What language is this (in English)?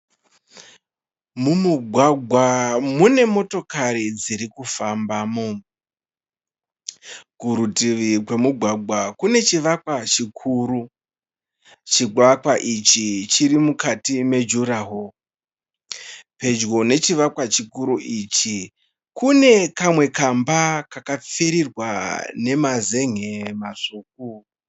Shona